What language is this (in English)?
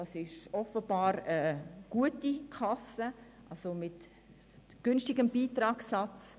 Swiss German